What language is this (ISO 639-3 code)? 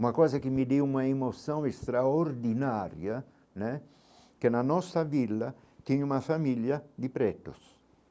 por